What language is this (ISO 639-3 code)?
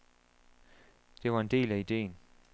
dan